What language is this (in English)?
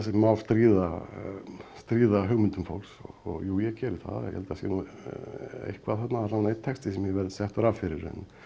Icelandic